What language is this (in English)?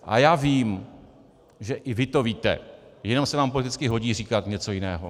Czech